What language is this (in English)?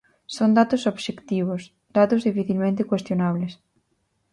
Galician